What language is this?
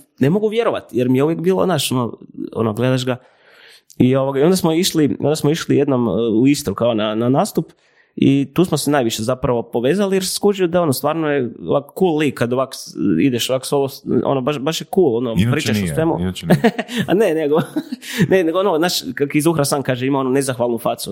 Croatian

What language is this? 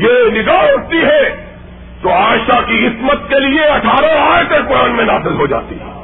Urdu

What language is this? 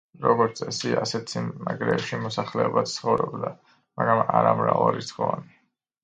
Georgian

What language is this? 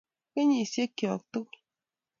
Kalenjin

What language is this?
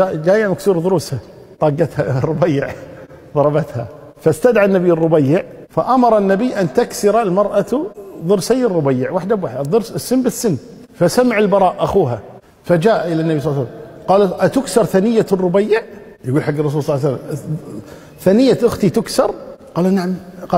Arabic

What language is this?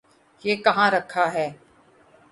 Urdu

